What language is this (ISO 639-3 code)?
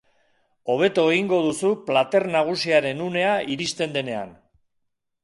eus